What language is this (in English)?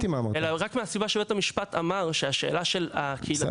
Hebrew